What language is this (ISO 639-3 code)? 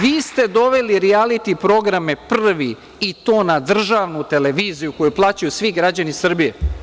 srp